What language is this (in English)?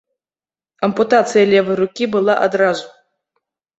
Belarusian